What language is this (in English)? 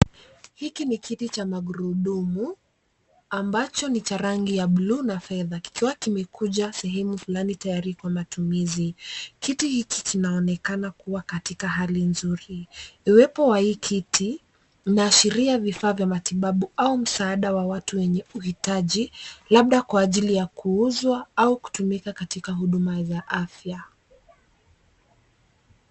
Swahili